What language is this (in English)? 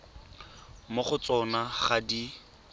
Tswana